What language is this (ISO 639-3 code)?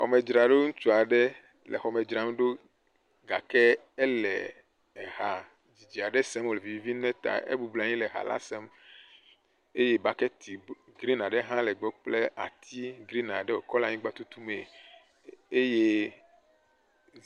ewe